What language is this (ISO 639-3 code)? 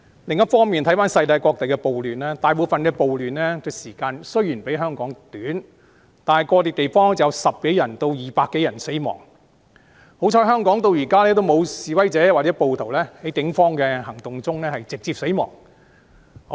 yue